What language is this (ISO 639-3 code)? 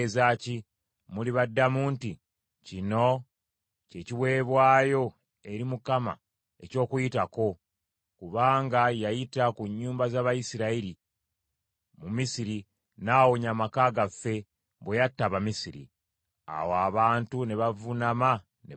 lug